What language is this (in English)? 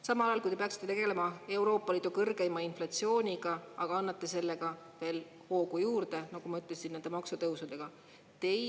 Estonian